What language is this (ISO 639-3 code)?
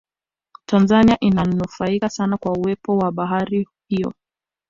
swa